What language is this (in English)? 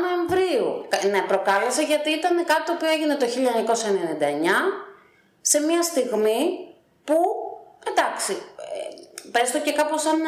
Greek